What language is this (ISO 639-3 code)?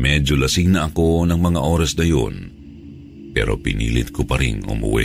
fil